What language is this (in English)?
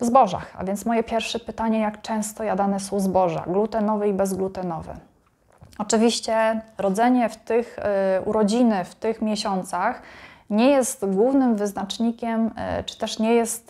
Polish